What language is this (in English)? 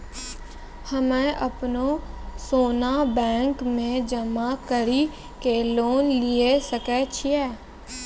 Maithili